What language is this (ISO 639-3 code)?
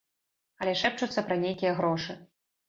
bel